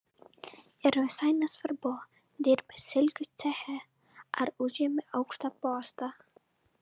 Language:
Lithuanian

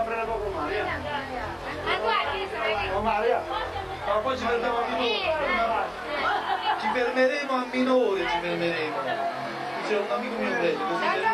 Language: Italian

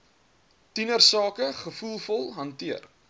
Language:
Afrikaans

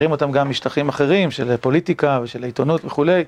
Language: Hebrew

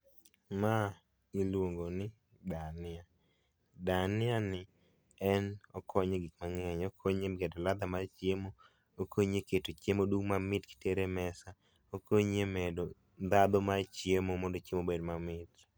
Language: Luo (Kenya and Tanzania)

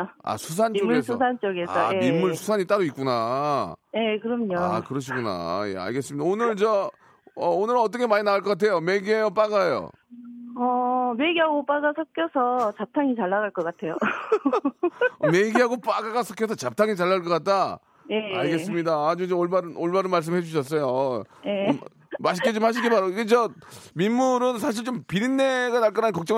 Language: Korean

